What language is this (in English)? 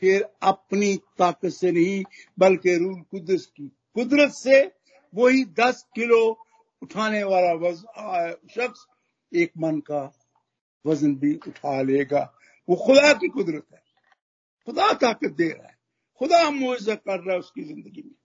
Hindi